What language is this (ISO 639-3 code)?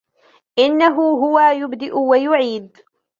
ara